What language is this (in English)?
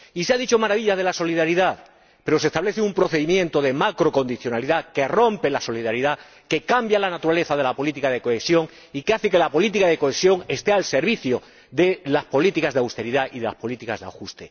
Spanish